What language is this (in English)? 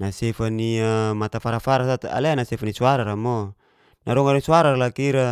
Geser-Gorom